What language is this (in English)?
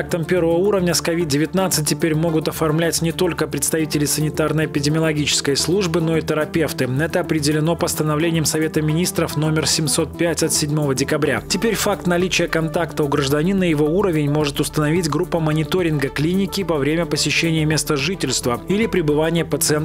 Russian